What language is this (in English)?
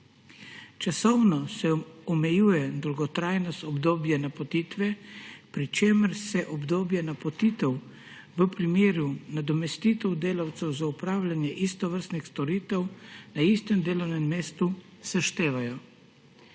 Slovenian